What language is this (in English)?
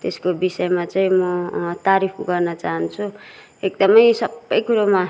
Nepali